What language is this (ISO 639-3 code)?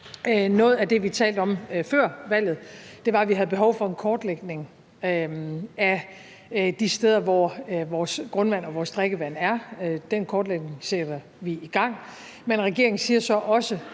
dan